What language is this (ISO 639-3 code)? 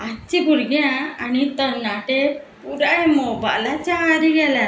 kok